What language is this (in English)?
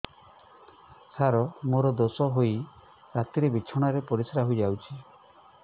Odia